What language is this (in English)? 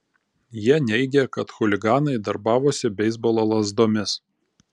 Lithuanian